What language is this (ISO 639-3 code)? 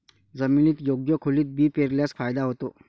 mar